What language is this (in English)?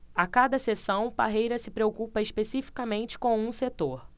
Portuguese